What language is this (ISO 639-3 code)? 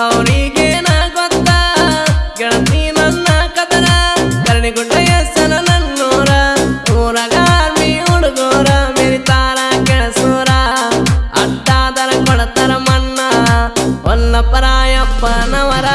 kan